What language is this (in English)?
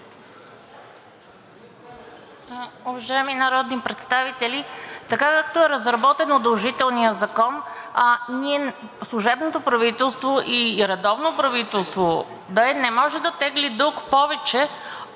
Bulgarian